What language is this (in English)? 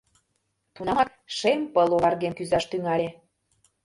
Mari